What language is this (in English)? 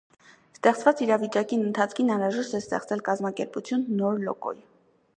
Armenian